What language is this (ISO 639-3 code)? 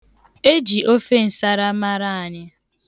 ibo